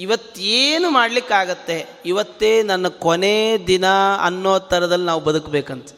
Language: Kannada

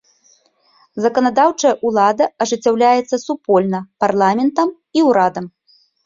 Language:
Belarusian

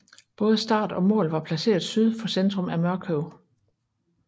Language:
Danish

